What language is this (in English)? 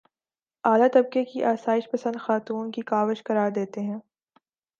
Urdu